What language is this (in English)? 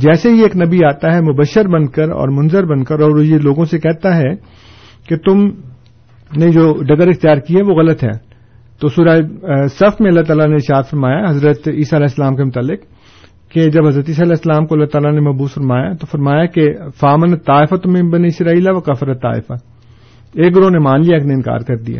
Urdu